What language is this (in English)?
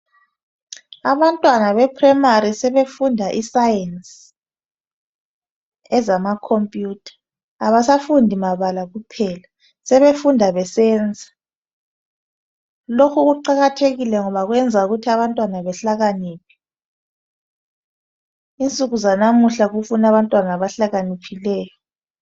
North Ndebele